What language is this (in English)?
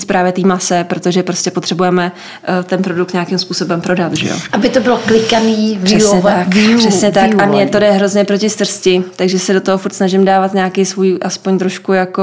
Czech